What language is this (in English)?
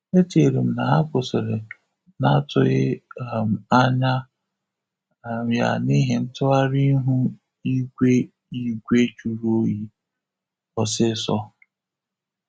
Igbo